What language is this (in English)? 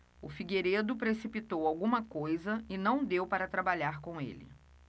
Portuguese